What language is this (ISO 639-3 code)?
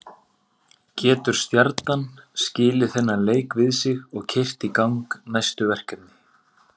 isl